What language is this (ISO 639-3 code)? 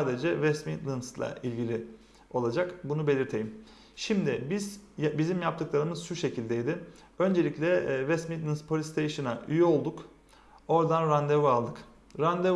tur